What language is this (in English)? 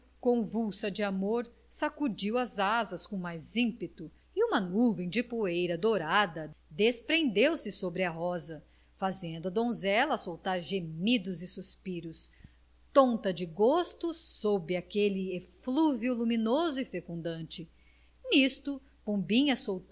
Portuguese